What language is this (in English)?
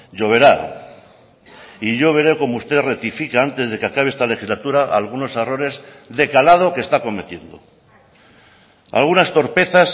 Spanish